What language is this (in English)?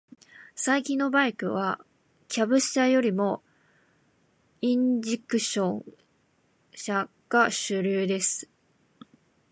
Japanese